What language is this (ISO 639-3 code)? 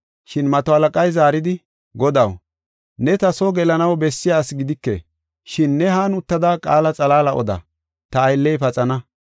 gof